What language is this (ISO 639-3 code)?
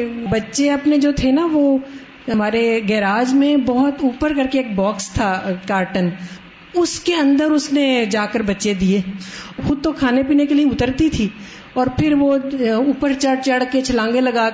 urd